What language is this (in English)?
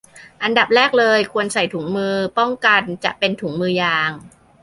Thai